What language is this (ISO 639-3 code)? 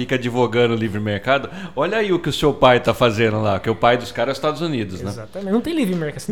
por